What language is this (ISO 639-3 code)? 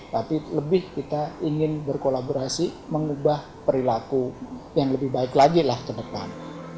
ind